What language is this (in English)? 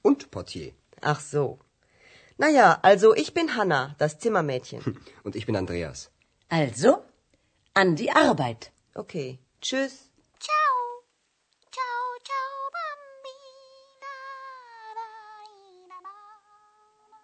Bulgarian